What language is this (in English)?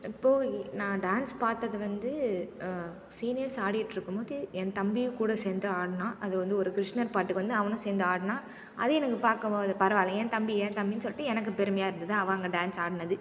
Tamil